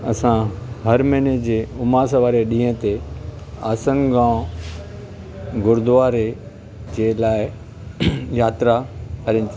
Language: Sindhi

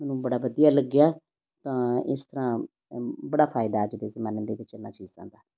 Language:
Punjabi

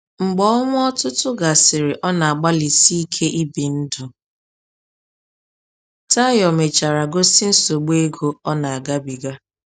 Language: Igbo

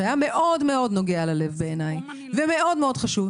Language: Hebrew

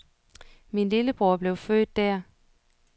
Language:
Danish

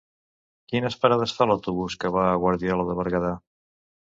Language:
Catalan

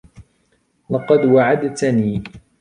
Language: Arabic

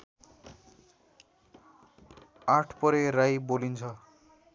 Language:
Nepali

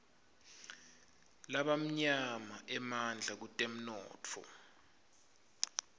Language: Swati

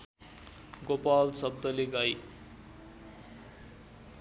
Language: Nepali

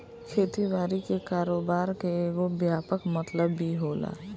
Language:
Bhojpuri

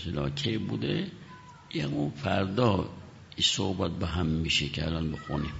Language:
Persian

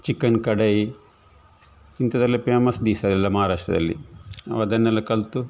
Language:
Kannada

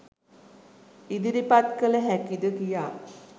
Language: Sinhala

